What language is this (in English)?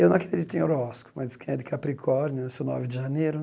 Portuguese